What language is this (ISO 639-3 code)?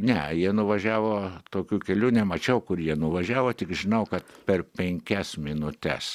lit